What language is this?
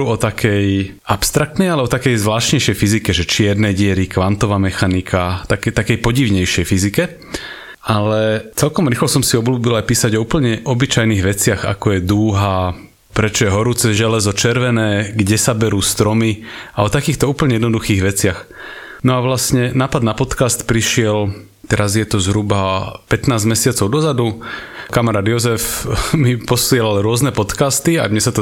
Slovak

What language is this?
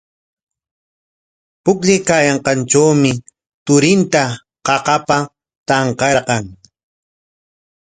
Corongo Ancash Quechua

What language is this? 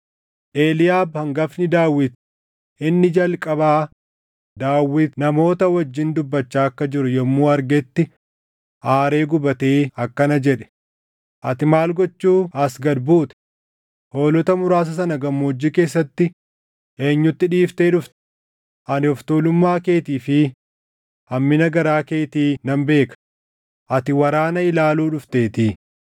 Oromo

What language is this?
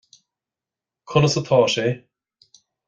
Irish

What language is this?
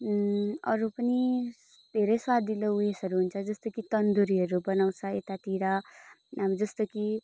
Nepali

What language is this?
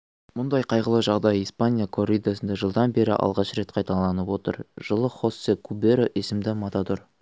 Kazakh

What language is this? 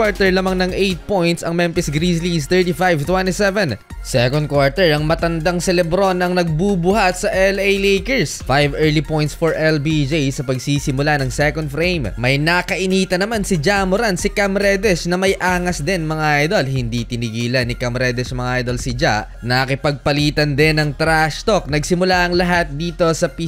Filipino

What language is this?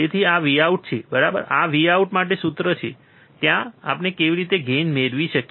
Gujarati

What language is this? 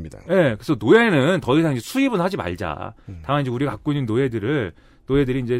Korean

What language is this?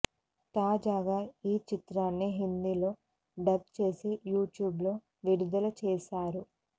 Telugu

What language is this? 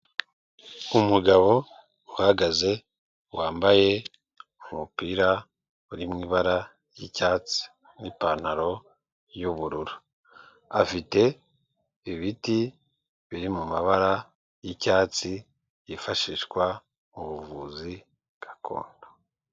Kinyarwanda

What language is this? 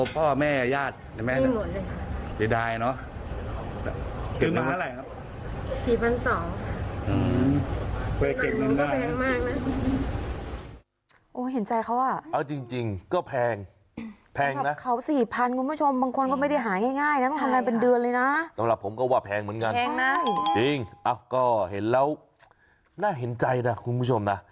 Thai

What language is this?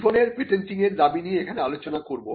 Bangla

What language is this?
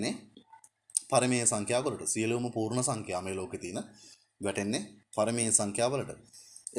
Sinhala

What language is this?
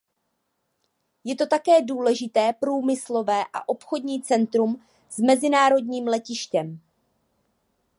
Czech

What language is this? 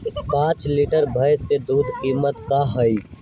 Magahi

